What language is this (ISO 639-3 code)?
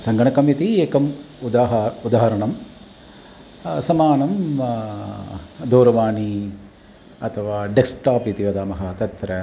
san